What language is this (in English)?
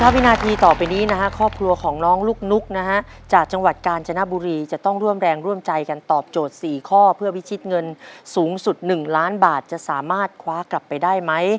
Thai